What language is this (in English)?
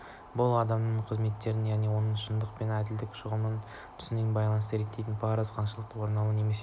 Kazakh